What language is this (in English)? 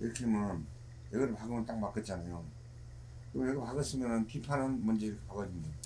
Korean